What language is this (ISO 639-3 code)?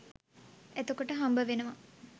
sin